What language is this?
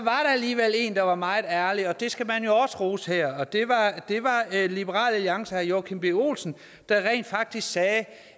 Danish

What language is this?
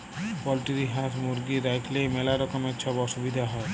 Bangla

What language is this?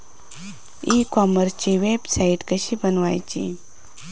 Marathi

